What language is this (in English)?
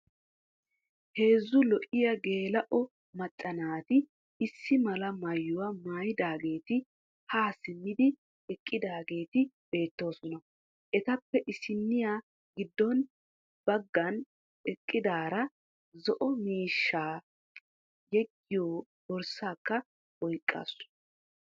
Wolaytta